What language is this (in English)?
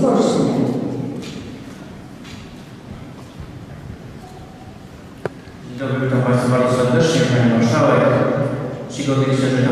Polish